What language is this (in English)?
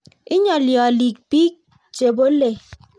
Kalenjin